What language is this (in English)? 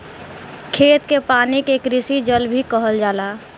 Bhojpuri